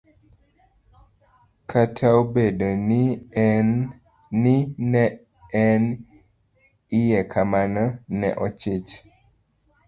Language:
Luo (Kenya and Tanzania)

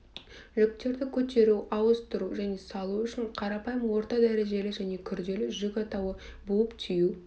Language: Kazakh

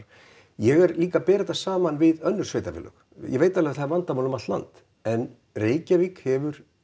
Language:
Icelandic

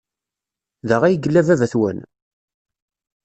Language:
Kabyle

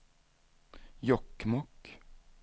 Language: Swedish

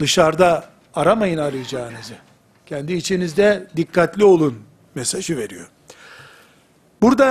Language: Turkish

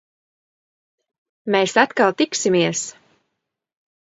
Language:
Latvian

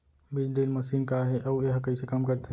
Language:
Chhattisgarhi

